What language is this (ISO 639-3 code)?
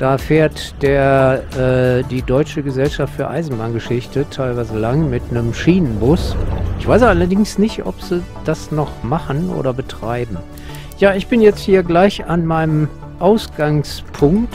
deu